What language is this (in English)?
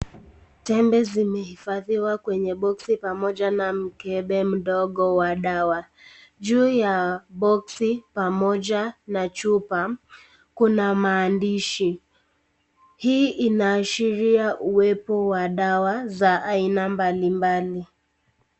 Swahili